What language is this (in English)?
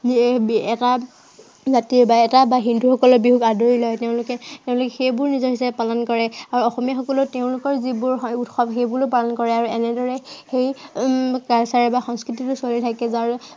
Assamese